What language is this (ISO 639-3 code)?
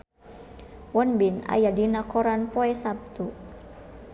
sun